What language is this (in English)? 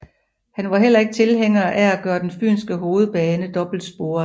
Danish